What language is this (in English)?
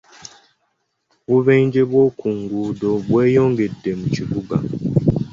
Ganda